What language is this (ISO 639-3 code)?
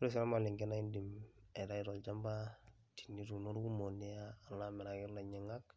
mas